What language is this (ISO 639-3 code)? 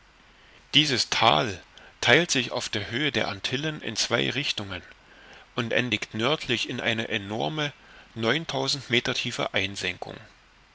deu